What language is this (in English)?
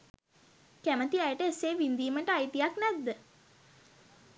Sinhala